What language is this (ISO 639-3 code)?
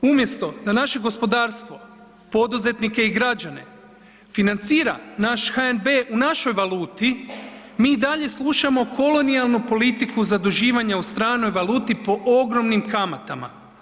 hrv